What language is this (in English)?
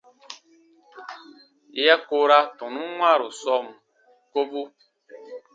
Baatonum